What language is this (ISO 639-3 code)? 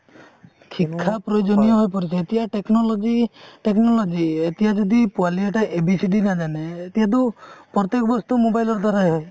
asm